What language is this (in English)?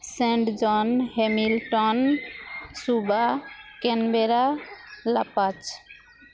Santali